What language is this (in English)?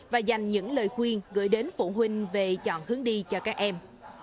Vietnamese